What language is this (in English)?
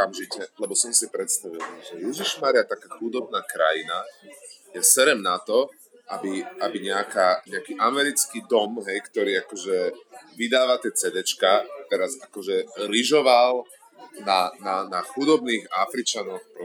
Slovak